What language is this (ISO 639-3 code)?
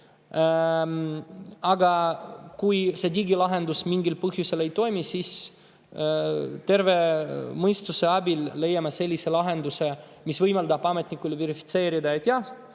est